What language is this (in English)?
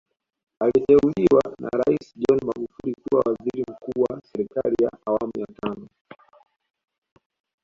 Swahili